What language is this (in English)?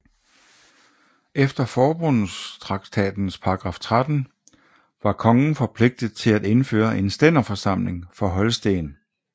Danish